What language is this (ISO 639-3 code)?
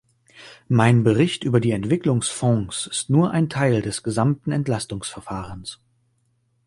deu